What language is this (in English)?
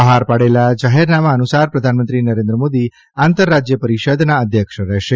Gujarati